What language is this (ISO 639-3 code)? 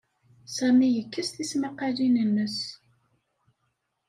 kab